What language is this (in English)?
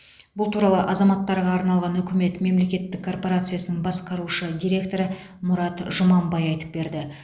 Kazakh